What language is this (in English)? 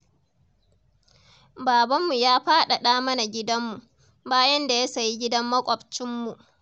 Hausa